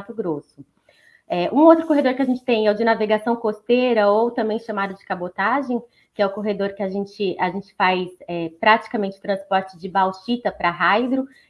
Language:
Portuguese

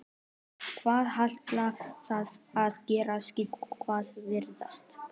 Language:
Icelandic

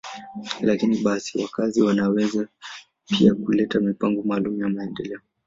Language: Swahili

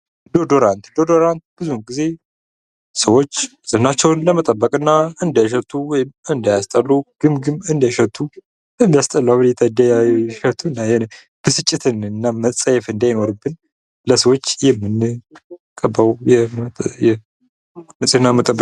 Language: Amharic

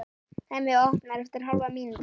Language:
Icelandic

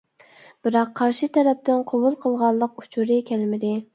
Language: Uyghur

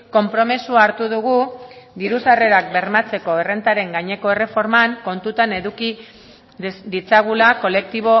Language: Basque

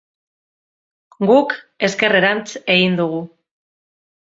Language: Basque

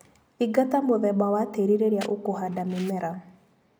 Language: Kikuyu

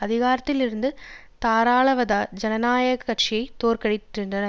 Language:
Tamil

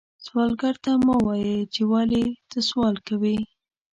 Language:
Pashto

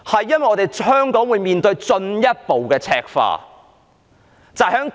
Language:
Cantonese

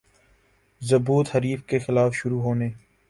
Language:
Urdu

